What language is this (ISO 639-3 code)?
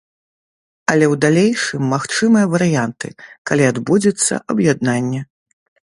bel